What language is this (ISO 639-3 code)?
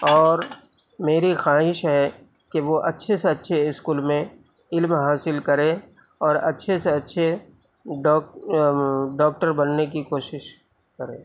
urd